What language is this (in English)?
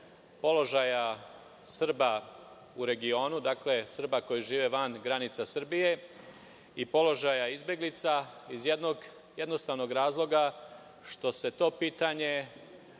Serbian